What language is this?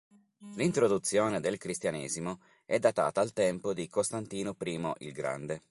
Italian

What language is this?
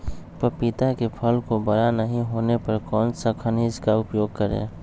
Magahi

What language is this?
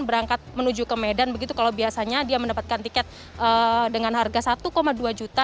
Indonesian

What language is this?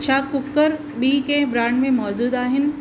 Sindhi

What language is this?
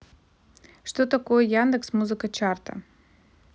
Russian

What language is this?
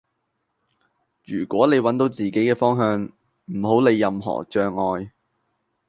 Cantonese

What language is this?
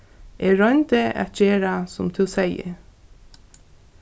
Faroese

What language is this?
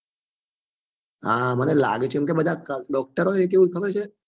Gujarati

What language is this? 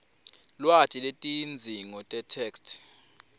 Swati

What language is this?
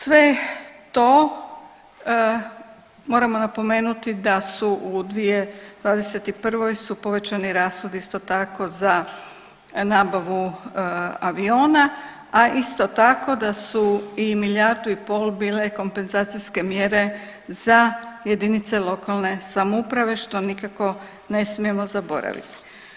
Croatian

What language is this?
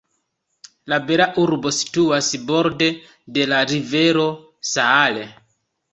Esperanto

